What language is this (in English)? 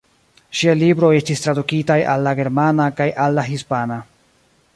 Esperanto